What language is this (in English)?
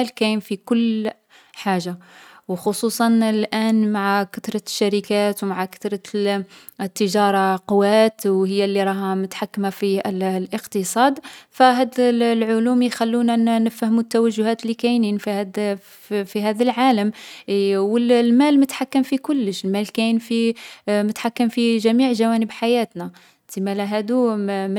Algerian Arabic